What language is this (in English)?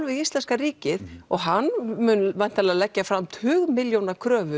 Icelandic